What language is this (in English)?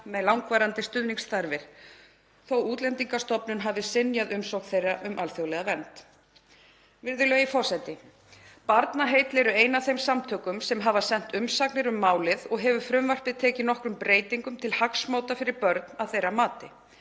Icelandic